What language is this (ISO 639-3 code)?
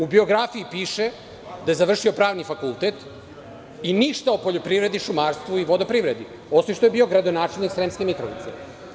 srp